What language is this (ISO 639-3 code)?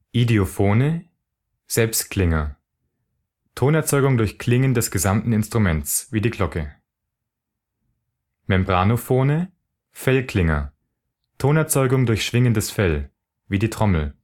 deu